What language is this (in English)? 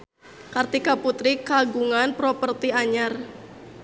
Sundanese